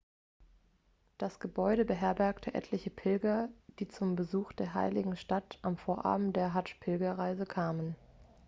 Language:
German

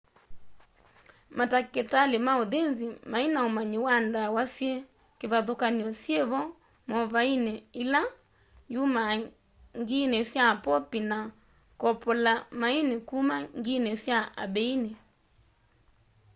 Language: Kamba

